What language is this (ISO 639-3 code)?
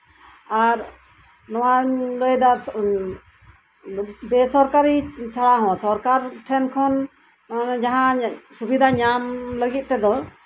sat